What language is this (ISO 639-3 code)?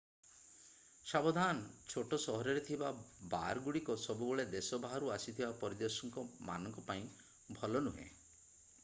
ori